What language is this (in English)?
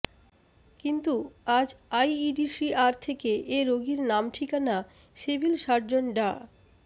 Bangla